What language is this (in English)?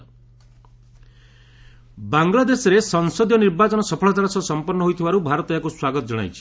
Odia